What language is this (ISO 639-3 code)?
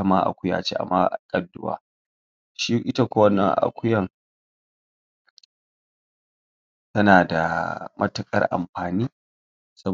hau